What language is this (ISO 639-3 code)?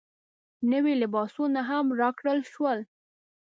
pus